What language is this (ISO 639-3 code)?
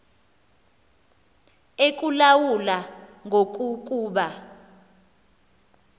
xho